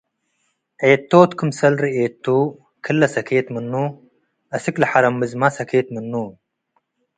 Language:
Tigre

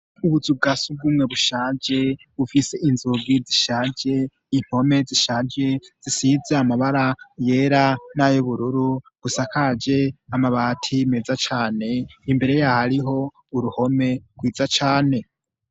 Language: Rundi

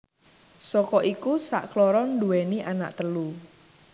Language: Javanese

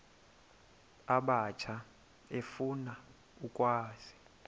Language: Xhosa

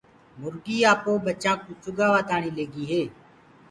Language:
Gurgula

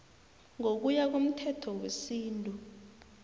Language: South Ndebele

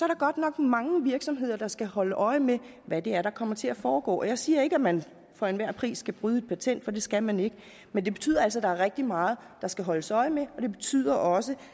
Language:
Danish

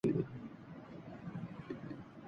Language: Urdu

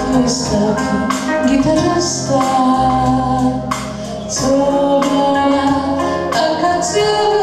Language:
Korean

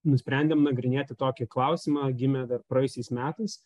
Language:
Lithuanian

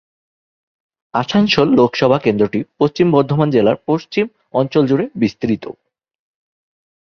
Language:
Bangla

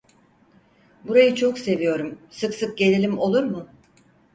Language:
Turkish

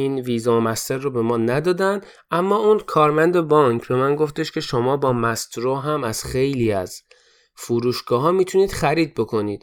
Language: Persian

